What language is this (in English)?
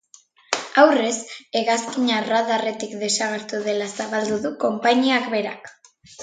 Basque